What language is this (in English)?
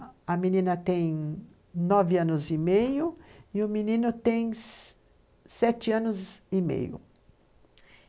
Portuguese